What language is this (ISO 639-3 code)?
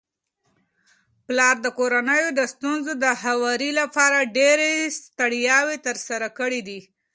pus